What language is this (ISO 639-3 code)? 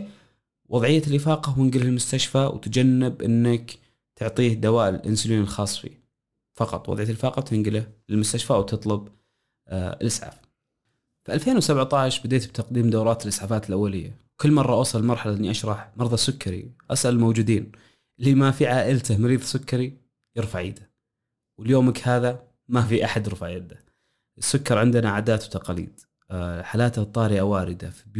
ara